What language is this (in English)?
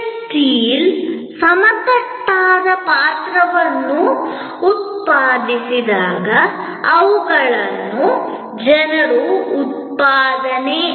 Kannada